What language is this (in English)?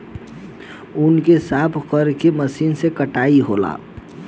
Bhojpuri